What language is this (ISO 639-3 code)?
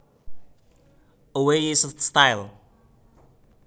jav